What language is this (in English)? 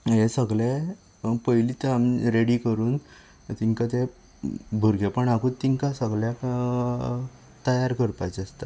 Konkani